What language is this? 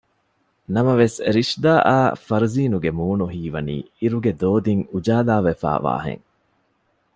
Divehi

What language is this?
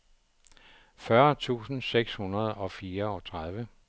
Danish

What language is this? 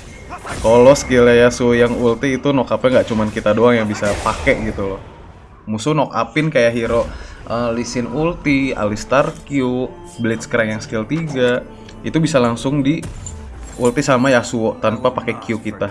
Indonesian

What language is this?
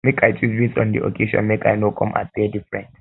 Nigerian Pidgin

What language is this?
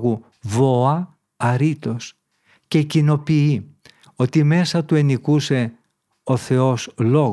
Greek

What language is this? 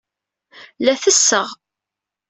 Kabyle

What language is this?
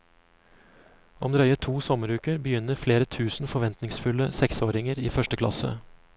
Norwegian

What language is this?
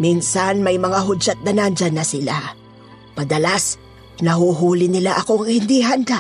Filipino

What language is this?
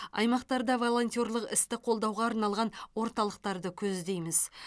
Kazakh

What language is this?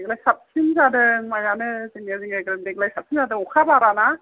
Bodo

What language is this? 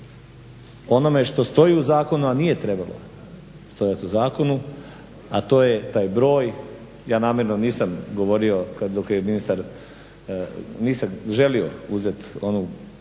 Croatian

